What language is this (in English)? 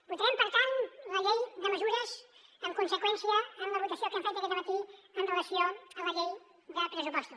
Catalan